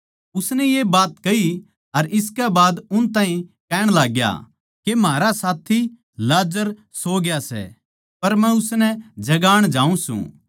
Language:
Haryanvi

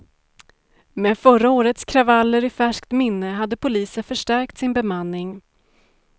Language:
Swedish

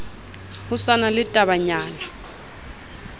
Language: Southern Sotho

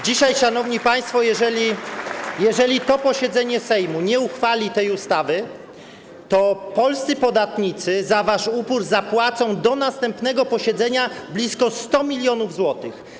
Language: Polish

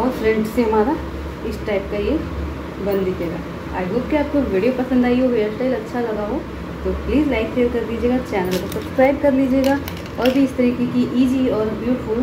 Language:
Hindi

